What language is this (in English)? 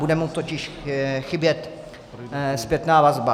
Czech